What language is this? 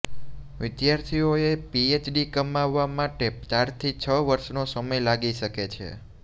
Gujarati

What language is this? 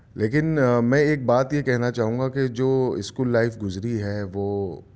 Urdu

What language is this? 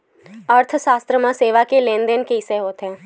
Chhattisgarhi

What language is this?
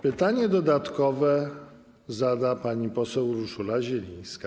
Polish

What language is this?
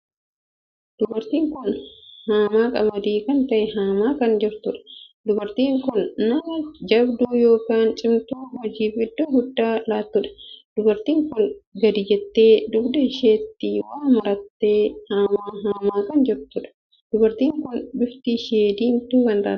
Oromo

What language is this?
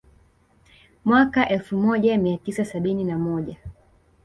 Swahili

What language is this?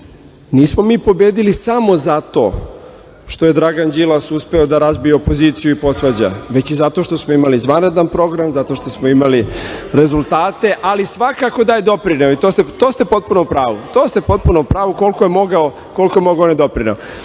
Serbian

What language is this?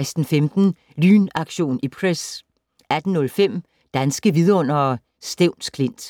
Danish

